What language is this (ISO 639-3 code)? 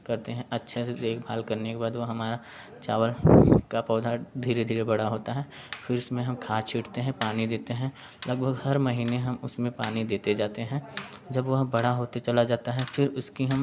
hin